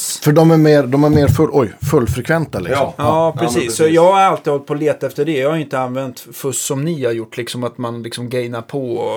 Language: Swedish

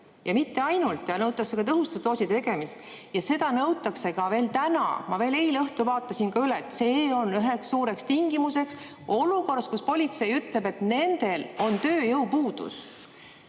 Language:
Estonian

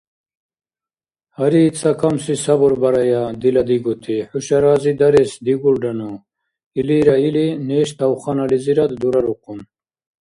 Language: Dargwa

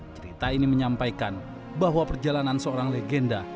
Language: Indonesian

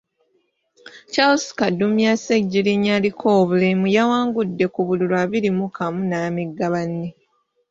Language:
Ganda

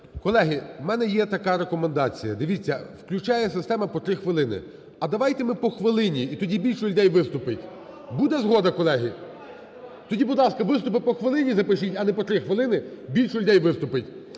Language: Ukrainian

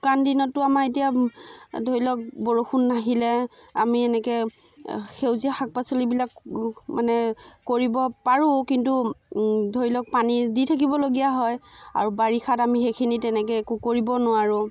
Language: Assamese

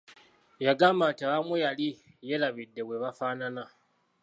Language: Ganda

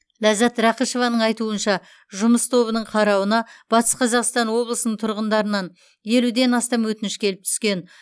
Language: Kazakh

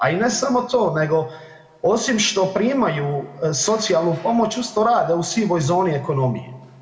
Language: Croatian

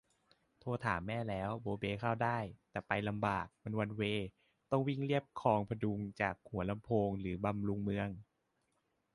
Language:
Thai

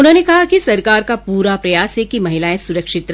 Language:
Hindi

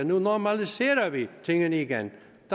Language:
Danish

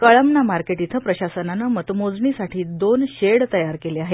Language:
Marathi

